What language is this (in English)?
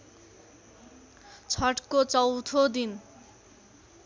Nepali